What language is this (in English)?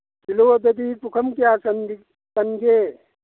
Manipuri